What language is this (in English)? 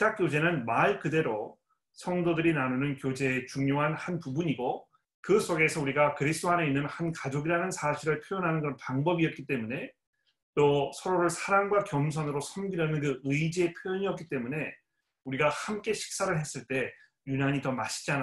Korean